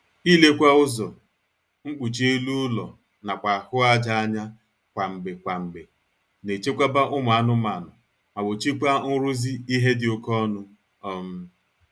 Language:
Igbo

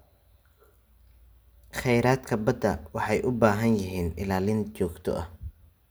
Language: Somali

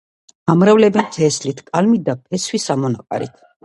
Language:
Georgian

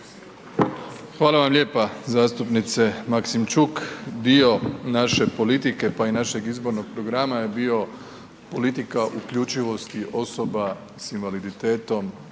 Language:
Croatian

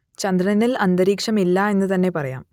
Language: Malayalam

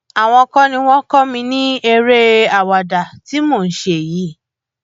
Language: Yoruba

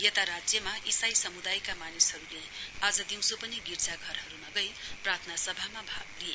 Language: Nepali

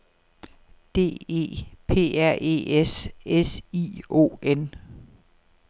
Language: Danish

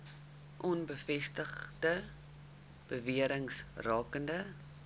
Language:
Afrikaans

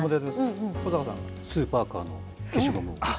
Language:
Japanese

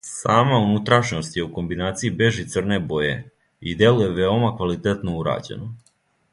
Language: Serbian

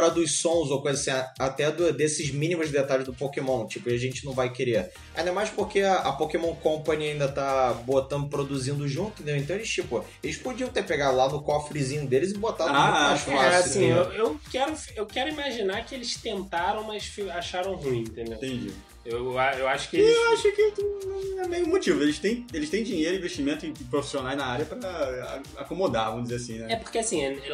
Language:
Portuguese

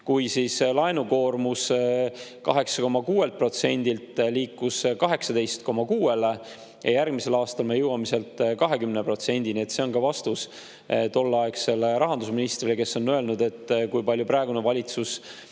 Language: Estonian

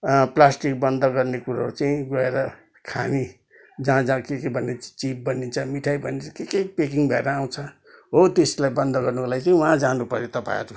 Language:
Nepali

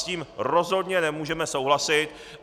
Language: Czech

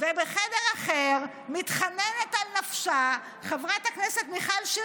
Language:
Hebrew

